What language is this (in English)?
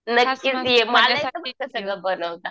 Marathi